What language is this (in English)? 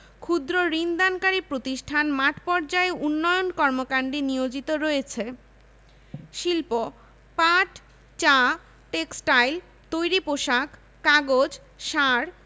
Bangla